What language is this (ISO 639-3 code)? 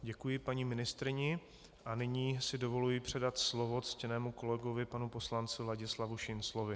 ces